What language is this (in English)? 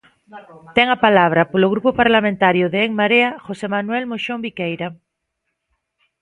Galician